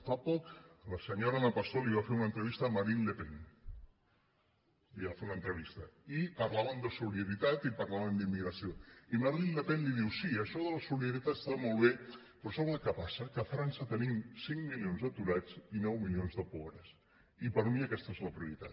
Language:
Catalan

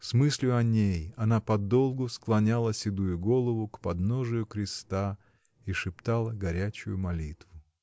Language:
Russian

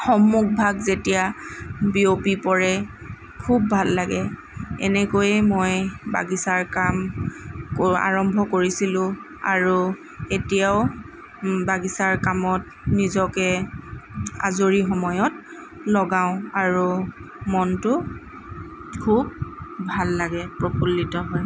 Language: Assamese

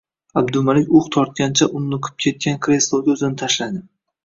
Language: Uzbek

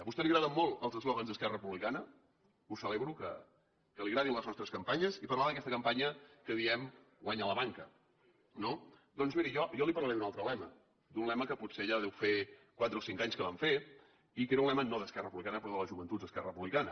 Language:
Catalan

